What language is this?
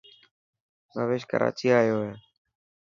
Dhatki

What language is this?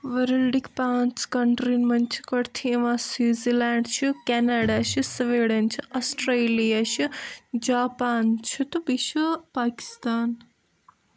Kashmiri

